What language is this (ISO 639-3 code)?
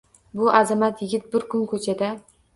uzb